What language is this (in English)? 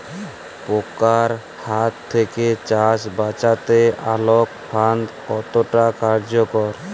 Bangla